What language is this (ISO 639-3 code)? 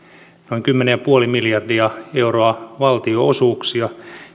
fin